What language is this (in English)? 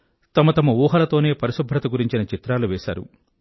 Telugu